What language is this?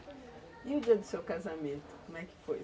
Portuguese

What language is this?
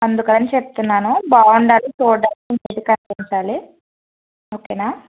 Telugu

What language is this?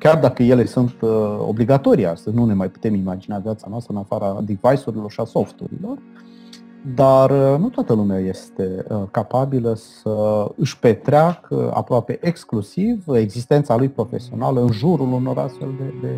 Romanian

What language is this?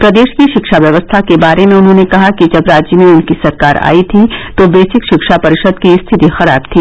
Hindi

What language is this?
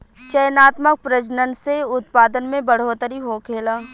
Bhojpuri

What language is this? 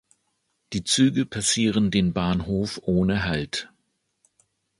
German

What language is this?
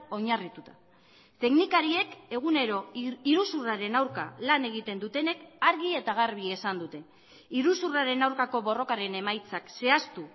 Basque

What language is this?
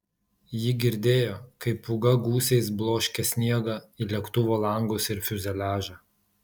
Lithuanian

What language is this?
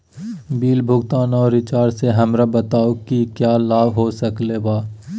Magahi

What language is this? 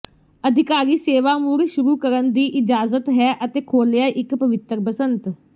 Punjabi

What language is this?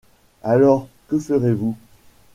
French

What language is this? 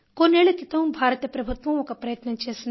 Telugu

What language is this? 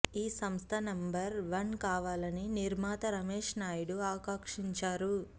Telugu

